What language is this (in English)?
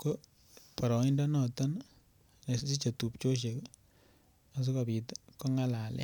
Kalenjin